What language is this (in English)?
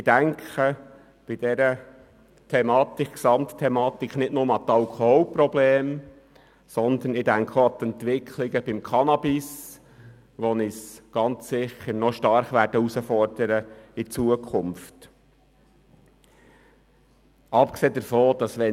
Swiss German